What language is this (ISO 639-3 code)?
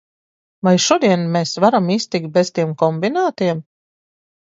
lav